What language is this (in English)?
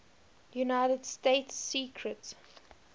English